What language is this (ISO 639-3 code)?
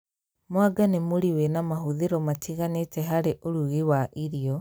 kik